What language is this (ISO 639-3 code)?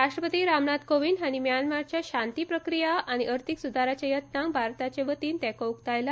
kok